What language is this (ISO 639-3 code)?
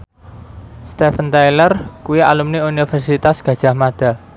jav